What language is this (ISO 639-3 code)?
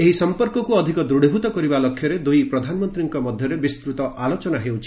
ori